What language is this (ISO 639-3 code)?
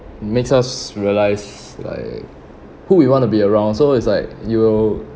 eng